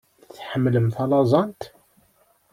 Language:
Kabyle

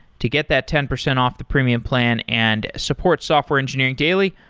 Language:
English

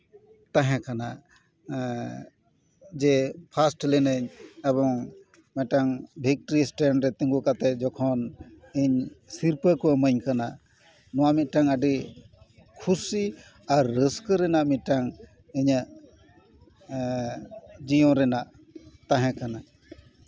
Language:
Santali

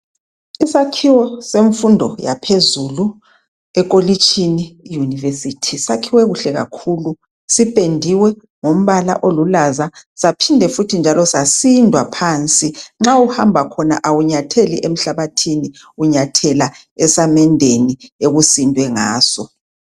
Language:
North Ndebele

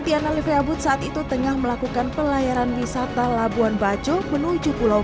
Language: Indonesian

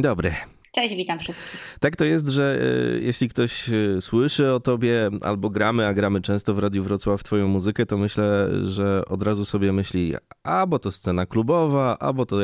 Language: Polish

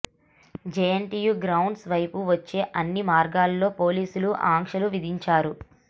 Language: Telugu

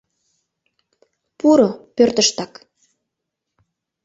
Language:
Mari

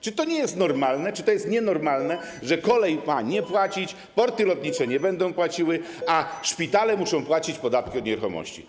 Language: Polish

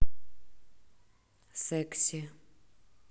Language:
Russian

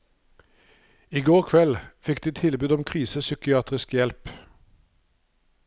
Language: Norwegian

